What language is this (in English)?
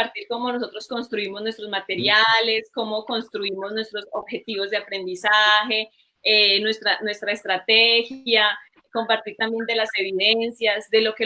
Spanish